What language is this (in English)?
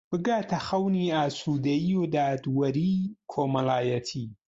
Central Kurdish